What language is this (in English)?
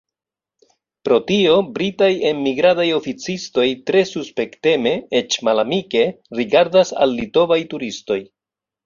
Esperanto